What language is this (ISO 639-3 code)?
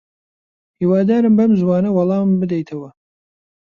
ckb